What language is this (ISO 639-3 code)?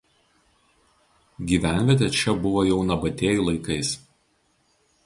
lit